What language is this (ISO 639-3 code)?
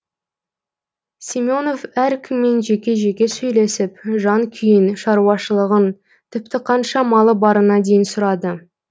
kaz